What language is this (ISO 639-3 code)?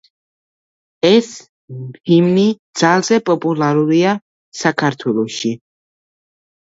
kat